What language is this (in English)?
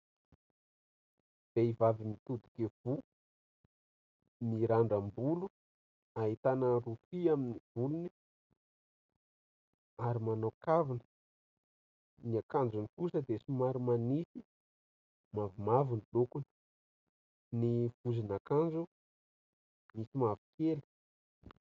Malagasy